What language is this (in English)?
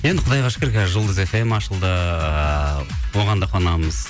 Kazakh